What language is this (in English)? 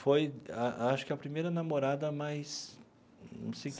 Portuguese